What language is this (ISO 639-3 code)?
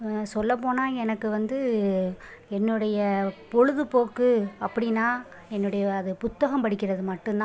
tam